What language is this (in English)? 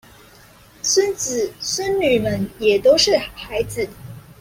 Chinese